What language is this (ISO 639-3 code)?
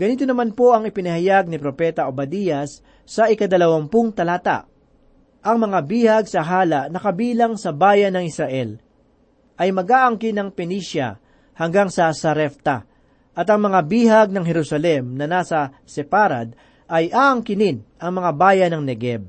fil